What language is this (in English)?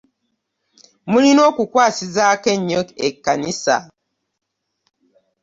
Ganda